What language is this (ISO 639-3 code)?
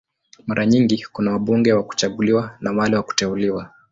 swa